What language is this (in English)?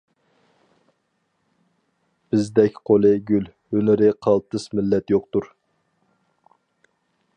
Uyghur